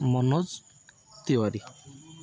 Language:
Odia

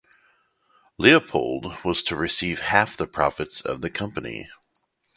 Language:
English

